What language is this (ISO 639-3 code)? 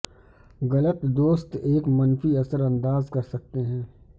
urd